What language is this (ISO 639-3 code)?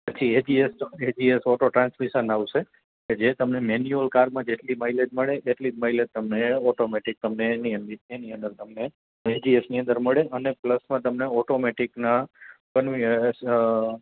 guj